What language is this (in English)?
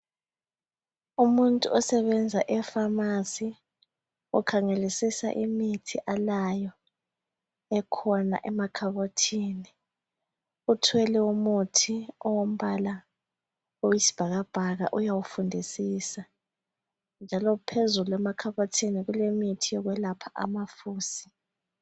North Ndebele